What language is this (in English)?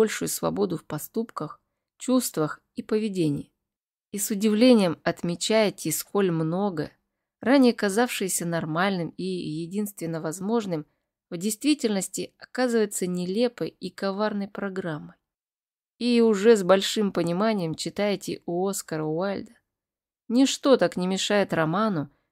Russian